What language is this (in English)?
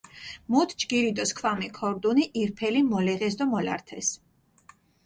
Mingrelian